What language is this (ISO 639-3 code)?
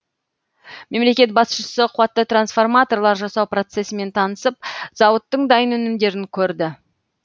kaz